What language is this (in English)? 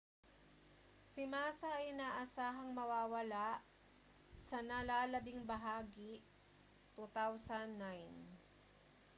Filipino